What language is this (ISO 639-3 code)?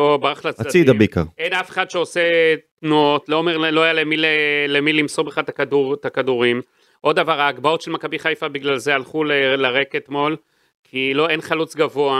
heb